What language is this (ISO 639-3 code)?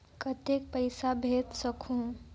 hne